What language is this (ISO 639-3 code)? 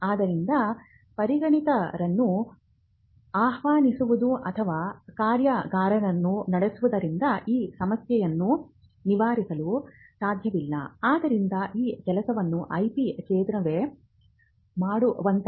kan